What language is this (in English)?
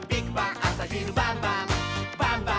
Japanese